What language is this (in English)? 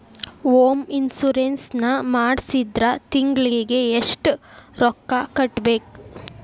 Kannada